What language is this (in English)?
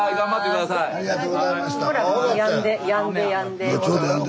Japanese